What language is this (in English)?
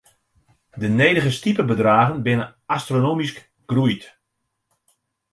Western Frisian